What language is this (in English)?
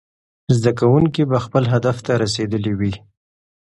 Pashto